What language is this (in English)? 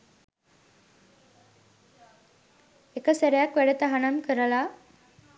Sinhala